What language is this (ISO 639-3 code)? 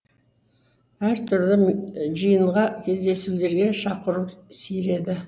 kaz